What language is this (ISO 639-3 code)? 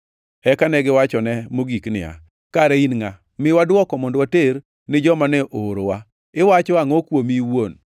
luo